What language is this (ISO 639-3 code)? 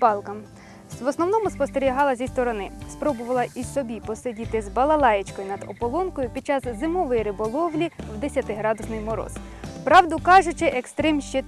ukr